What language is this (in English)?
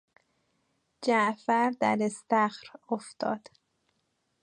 Persian